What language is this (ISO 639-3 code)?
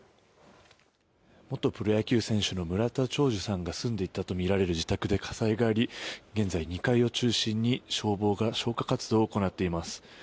jpn